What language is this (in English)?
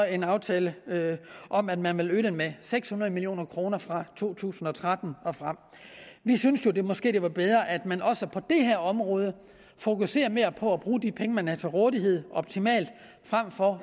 Danish